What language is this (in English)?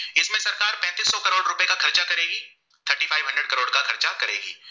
Gujarati